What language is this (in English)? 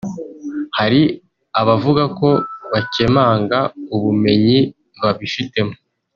Kinyarwanda